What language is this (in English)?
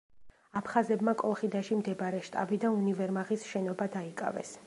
Georgian